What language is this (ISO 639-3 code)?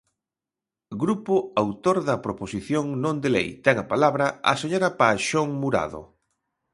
glg